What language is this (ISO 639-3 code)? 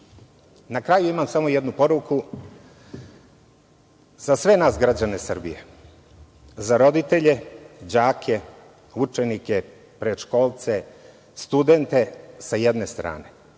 srp